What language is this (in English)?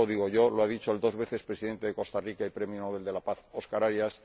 Spanish